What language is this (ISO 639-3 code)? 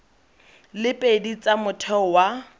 tsn